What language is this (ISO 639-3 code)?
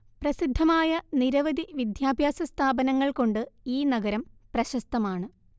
mal